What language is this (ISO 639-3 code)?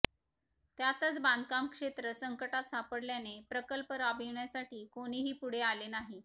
mar